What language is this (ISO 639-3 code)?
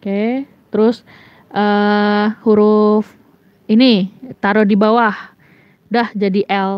ind